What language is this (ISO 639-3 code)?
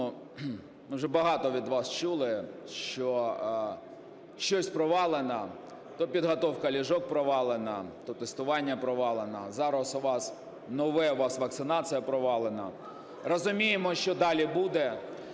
ukr